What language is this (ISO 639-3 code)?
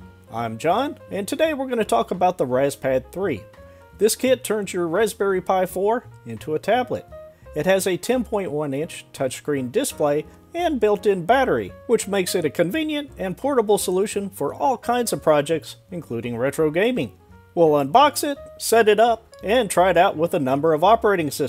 eng